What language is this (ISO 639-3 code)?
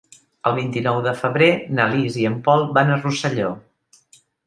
cat